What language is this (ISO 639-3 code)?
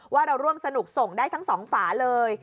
tha